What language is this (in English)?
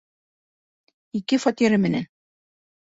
Bashkir